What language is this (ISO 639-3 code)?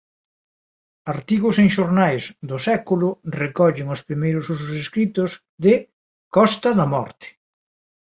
glg